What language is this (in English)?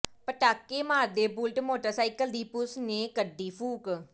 Punjabi